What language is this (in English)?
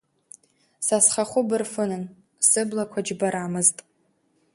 Abkhazian